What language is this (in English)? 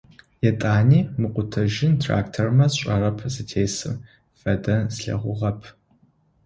Adyghe